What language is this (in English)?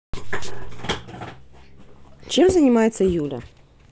Russian